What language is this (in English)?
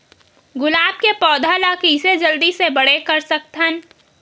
Chhattisgarhi